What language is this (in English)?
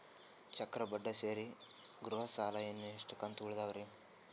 Kannada